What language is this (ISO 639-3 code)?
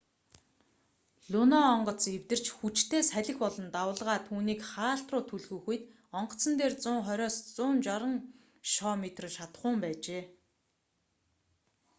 mon